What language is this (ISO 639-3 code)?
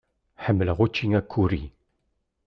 kab